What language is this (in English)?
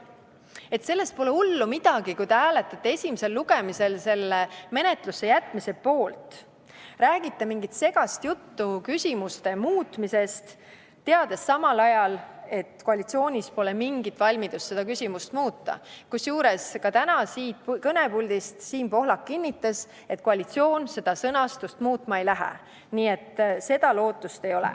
Estonian